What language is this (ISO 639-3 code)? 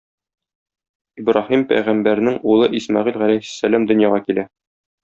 tat